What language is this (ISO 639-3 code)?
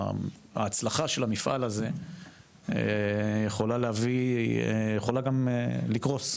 heb